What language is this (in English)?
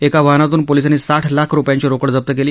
Marathi